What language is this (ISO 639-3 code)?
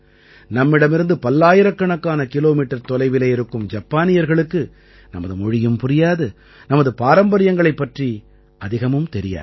tam